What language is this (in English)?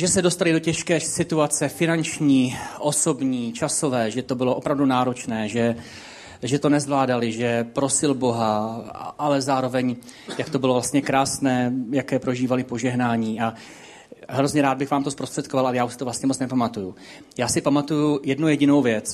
Czech